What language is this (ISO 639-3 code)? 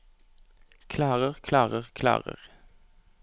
nor